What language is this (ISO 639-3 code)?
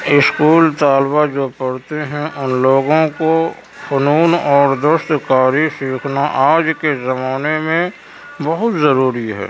urd